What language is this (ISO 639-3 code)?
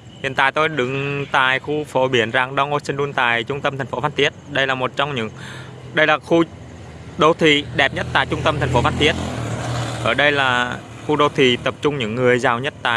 vie